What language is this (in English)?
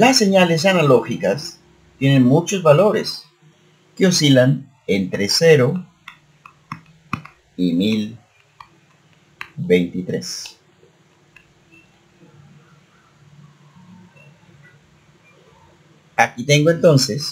Spanish